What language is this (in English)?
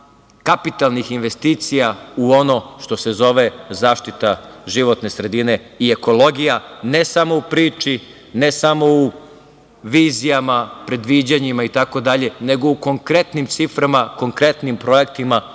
Serbian